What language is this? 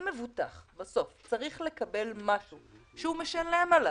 Hebrew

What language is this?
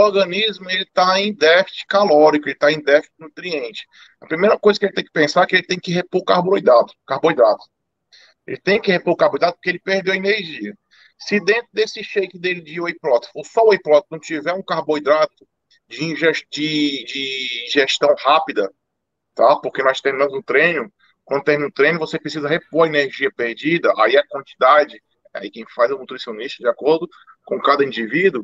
Portuguese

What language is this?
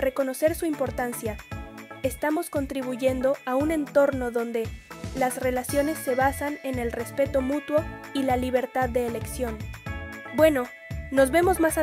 Spanish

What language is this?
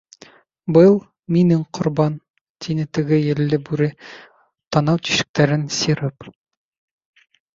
Bashkir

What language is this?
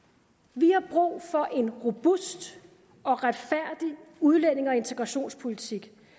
Danish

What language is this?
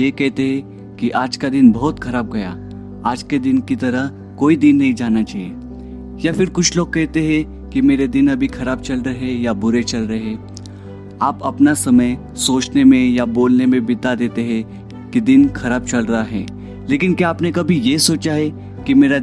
Hindi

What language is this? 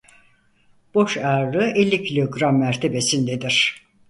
Turkish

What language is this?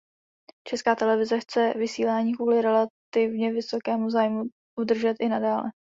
Czech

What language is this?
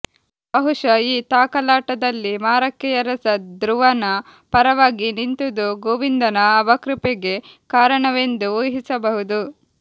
Kannada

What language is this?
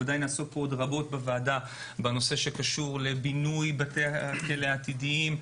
Hebrew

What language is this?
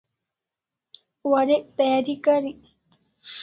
Kalasha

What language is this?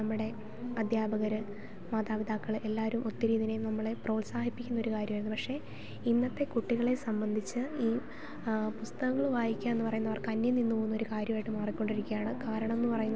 Malayalam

